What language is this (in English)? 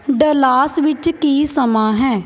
Punjabi